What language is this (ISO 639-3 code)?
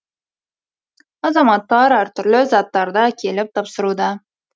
kaz